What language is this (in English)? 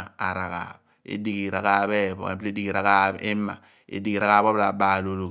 Abua